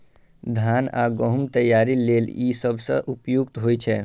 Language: Maithili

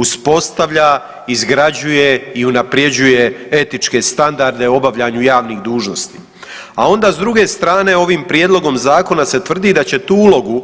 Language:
Croatian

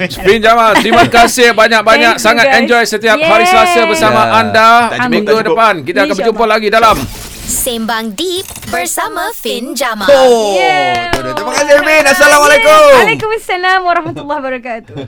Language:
Malay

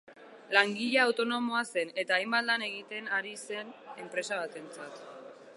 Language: Basque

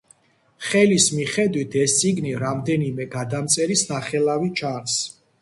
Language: Georgian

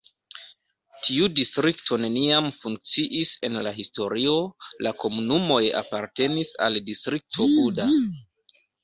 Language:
Esperanto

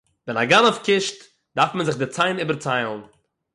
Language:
Yiddish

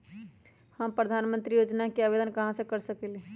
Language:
Magahi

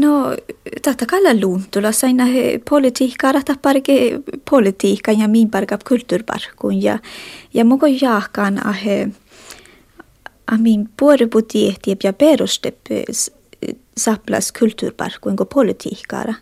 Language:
Finnish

